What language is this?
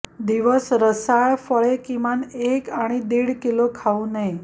Marathi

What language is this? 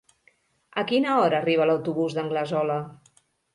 Catalan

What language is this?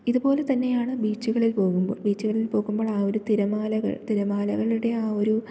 Malayalam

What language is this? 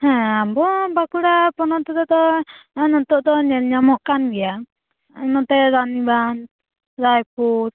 Santali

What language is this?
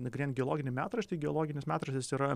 Lithuanian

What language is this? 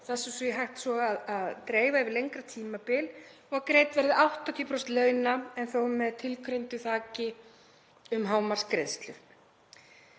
Icelandic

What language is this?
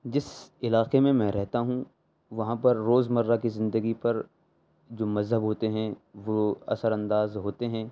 Urdu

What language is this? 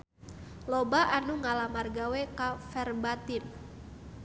Sundanese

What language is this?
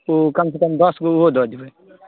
Maithili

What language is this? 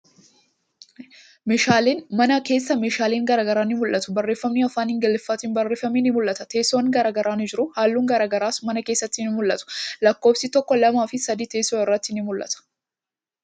Oromo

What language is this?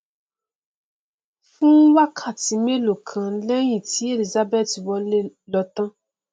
Yoruba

